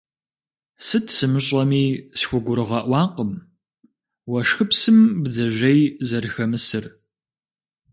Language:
Kabardian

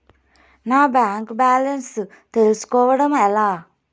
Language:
Telugu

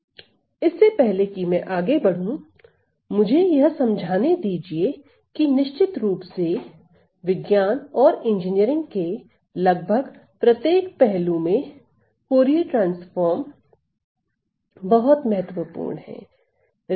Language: Hindi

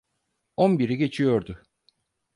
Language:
Turkish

